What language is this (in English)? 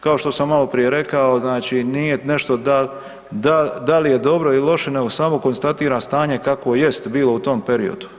Croatian